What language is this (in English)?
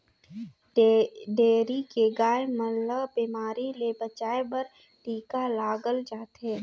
Chhattisgarhi